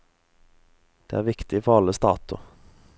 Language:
Norwegian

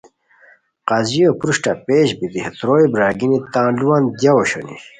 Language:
Khowar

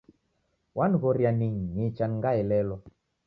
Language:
Taita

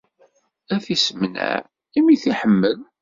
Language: Kabyle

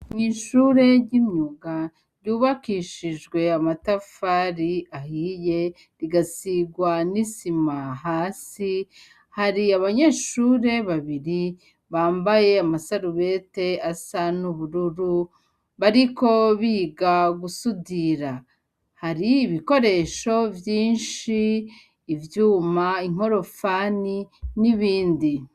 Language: Rundi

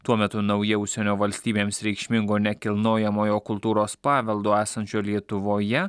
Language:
Lithuanian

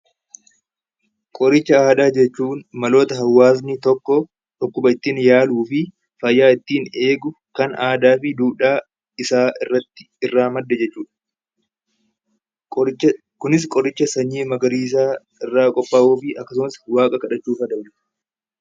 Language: Oromo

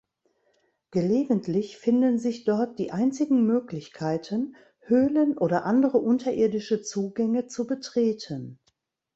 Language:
German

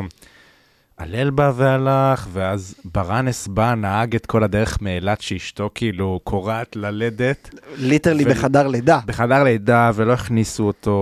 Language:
Hebrew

